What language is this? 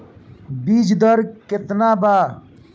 Bhojpuri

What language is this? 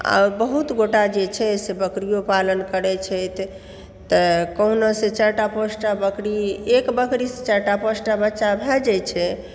Maithili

